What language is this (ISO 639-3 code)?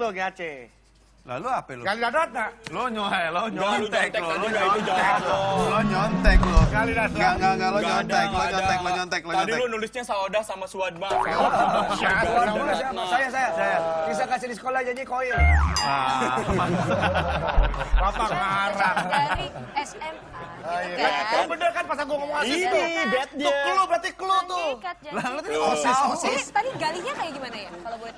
ind